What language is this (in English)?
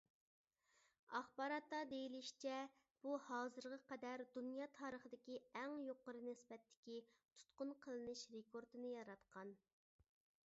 Uyghur